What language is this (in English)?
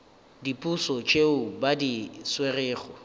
Northern Sotho